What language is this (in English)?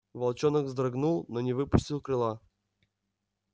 Russian